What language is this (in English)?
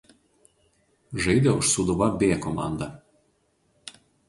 Lithuanian